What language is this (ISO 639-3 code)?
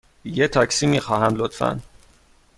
fas